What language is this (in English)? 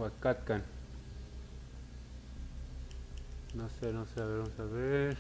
Spanish